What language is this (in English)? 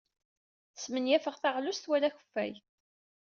Kabyle